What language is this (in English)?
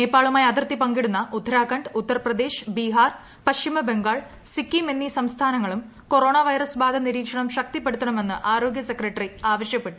Malayalam